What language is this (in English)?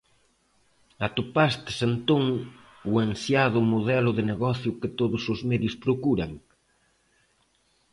Galician